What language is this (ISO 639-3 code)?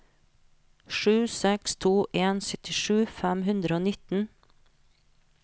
nor